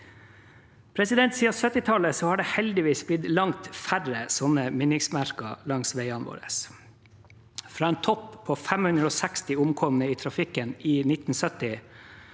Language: Norwegian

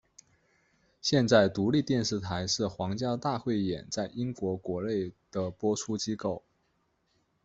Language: Chinese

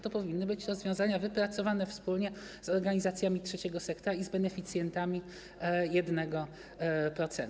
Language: Polish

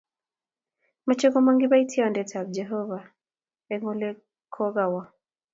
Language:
Kalenjin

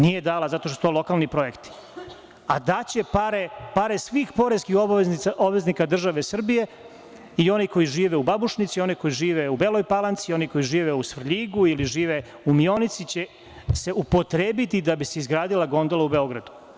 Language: Serbian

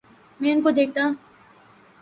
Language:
Urdu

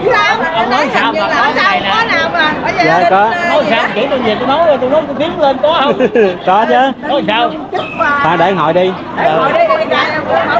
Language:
Vietnamese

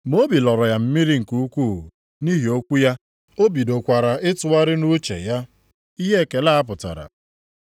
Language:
Igbo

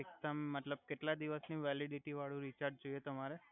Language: Gujarati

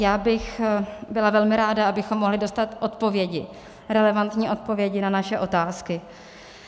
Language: Czech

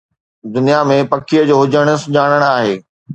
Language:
Sindhi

